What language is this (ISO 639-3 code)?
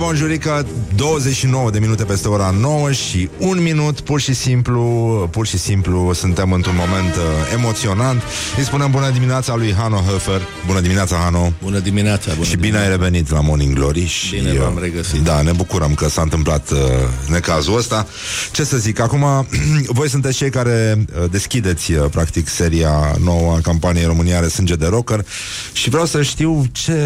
ron